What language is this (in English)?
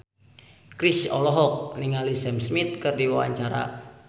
Sundanese